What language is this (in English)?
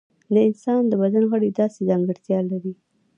Pashto